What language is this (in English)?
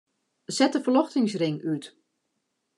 Western Frisian